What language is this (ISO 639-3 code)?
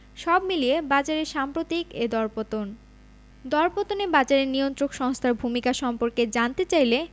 ben